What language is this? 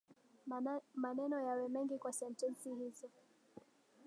Swahili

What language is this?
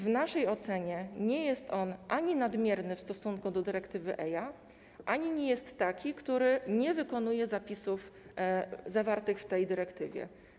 Polish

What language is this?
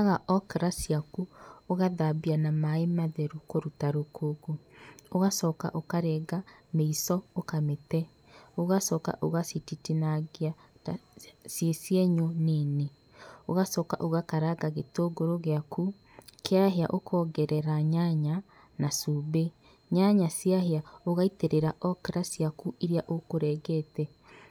Kikuyu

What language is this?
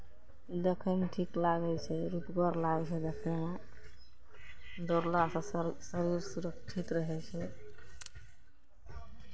Maithili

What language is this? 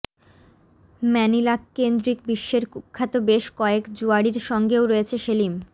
Bangla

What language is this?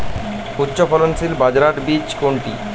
Bangla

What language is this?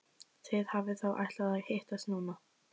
Icelandic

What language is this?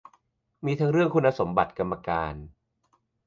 Thai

